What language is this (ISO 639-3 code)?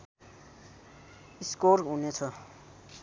nep